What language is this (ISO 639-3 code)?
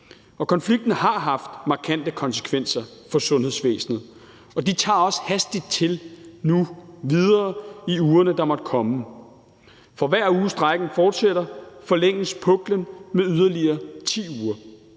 dan